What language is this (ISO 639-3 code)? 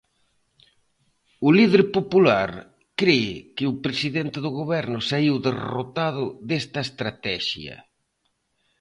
glg